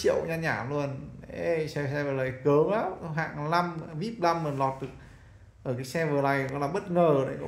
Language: Vietnamese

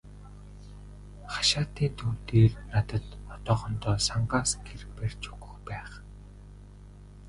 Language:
Mongolian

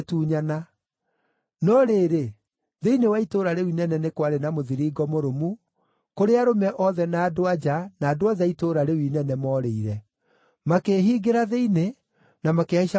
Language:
Kikuyu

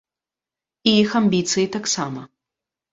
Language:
Belarusian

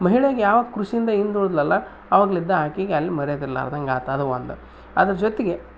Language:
Kannada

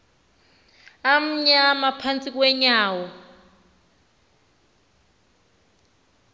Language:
Xhosa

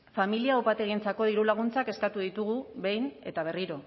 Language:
Basque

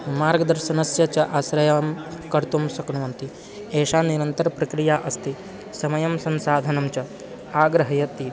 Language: Sanskrit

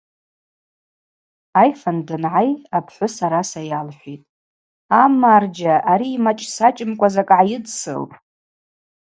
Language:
Abaza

